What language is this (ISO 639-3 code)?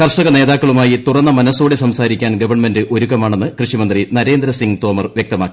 mal